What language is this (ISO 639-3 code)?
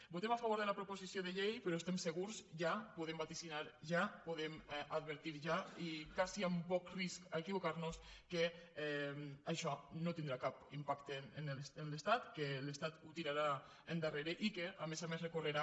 cat